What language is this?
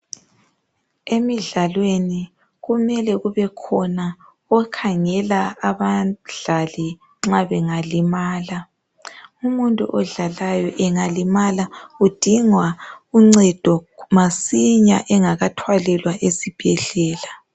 North Ndebele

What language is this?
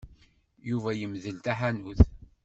Kabyle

